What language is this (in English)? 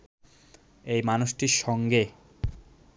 Bangla